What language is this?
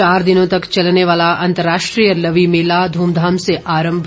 Hindi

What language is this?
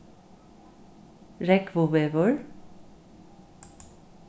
Faroese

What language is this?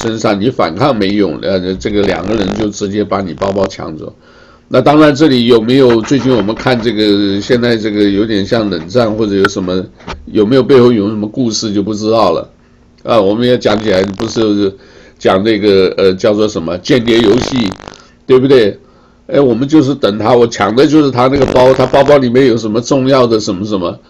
Chinese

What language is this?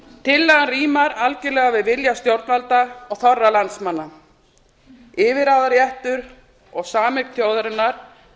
Icelandic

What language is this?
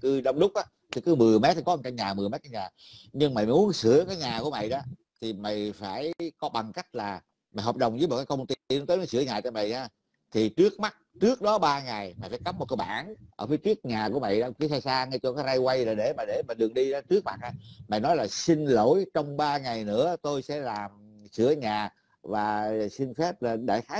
Vietnamese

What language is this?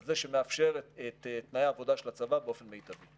Hebrew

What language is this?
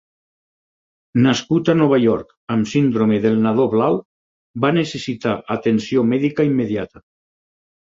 Catalan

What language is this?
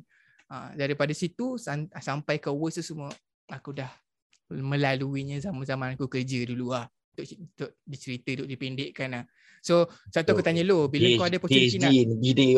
Malay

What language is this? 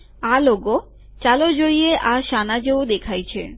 Gujarati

